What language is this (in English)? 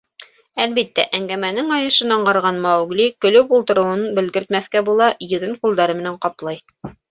Bashkir